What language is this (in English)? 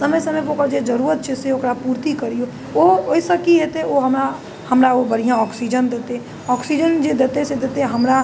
Maithili